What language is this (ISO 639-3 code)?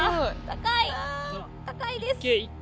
jpn